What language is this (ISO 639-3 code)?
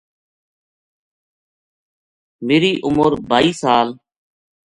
gju